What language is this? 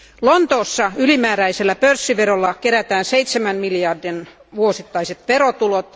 Finnish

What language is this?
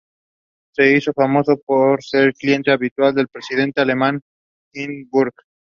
Spanish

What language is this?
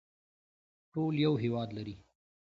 Pashto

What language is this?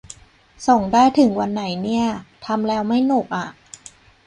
Thai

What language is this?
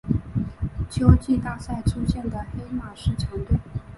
Chinese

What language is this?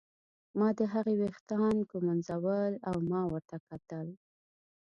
Pashto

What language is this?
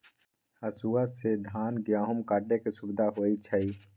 Magahi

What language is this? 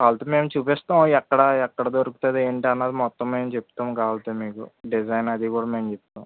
Telugu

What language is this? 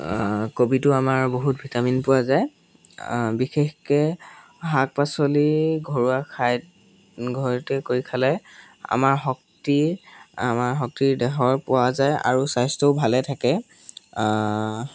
Assamese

